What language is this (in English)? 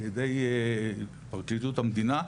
Hebrew